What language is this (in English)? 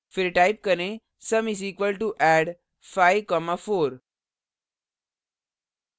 Hindi